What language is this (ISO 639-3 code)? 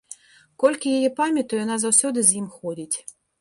bel